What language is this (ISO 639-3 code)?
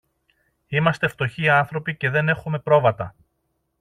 ell